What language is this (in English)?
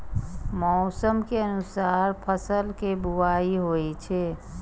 Maithili